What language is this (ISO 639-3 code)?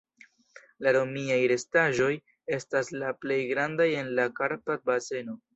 epo